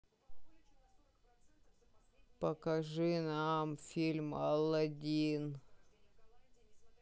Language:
Russian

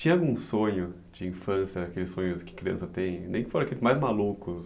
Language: Portuguese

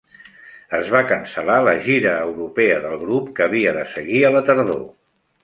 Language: Catalan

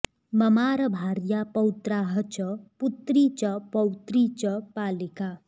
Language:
Sanskrit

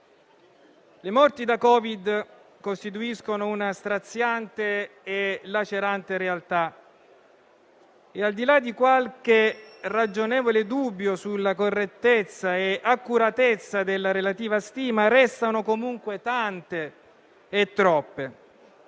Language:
Italian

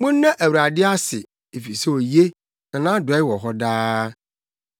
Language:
Akan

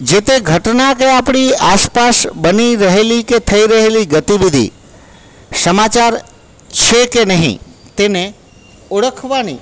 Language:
Gujarati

